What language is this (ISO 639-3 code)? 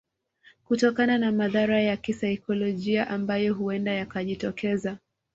swa